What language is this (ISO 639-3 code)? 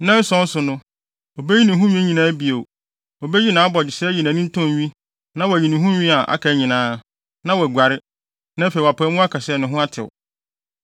aka